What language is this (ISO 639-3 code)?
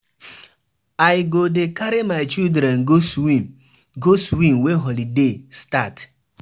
pcm